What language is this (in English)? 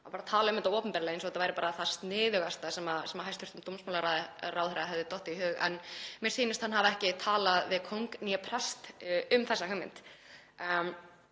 Icelandic